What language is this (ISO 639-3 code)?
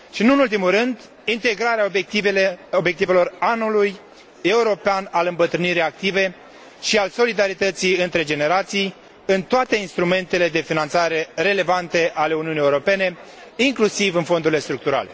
ron